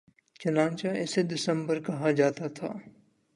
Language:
Urdu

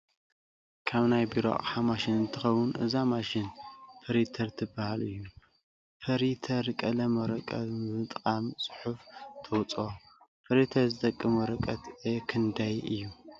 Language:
Tigrinya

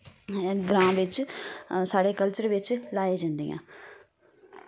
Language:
Dogri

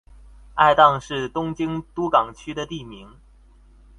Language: Chinese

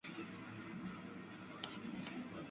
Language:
Chinese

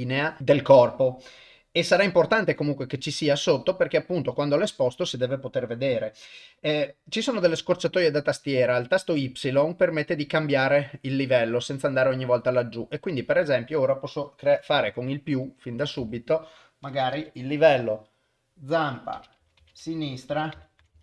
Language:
Italian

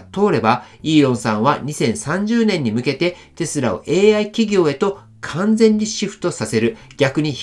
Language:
Japanese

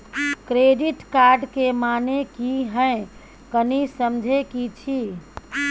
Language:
Maithili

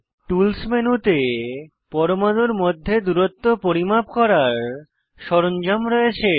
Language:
Bangla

